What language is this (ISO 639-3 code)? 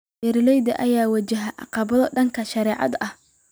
som